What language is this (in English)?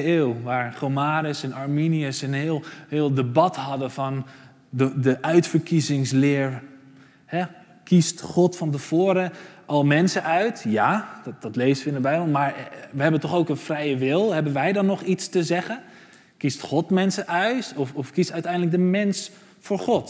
Dutch